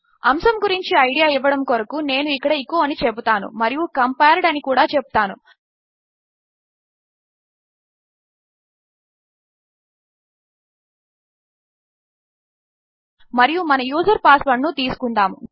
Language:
Telugu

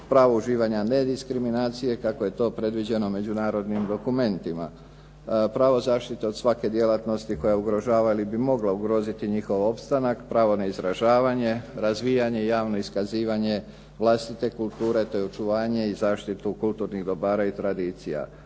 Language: Croatian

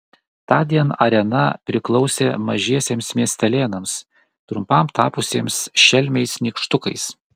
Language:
Lithuanian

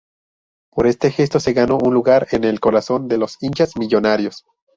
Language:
Spanish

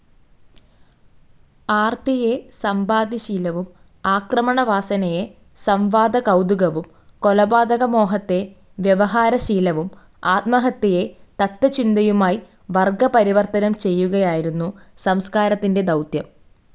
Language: Malayalam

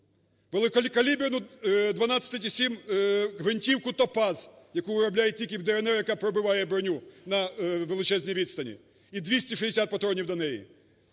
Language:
Ukrainian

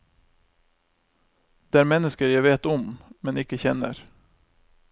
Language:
Norwegian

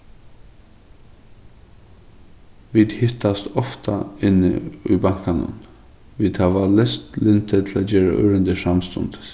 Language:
Faroese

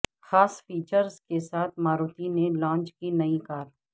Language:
Urdu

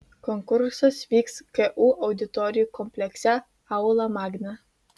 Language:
Lithuanian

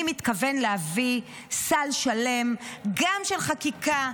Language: Hebrew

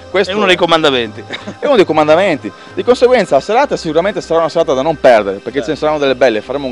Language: Italian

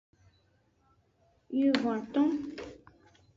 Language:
Aja (Benin)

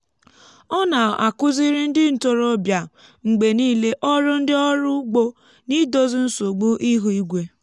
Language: Igbo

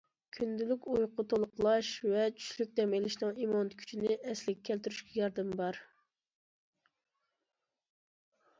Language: Uyghur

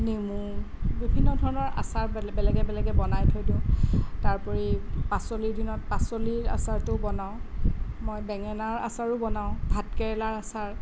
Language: Assamese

